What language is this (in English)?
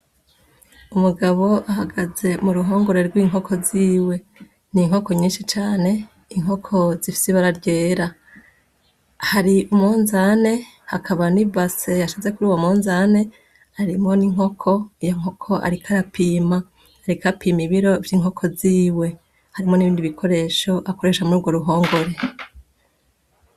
Rundi